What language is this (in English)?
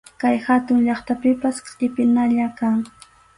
Arequipa-La Unión Quechua